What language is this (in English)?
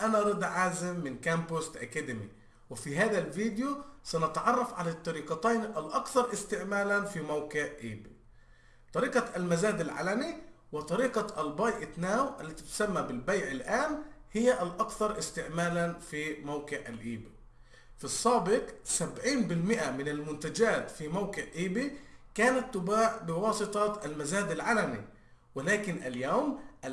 Arabic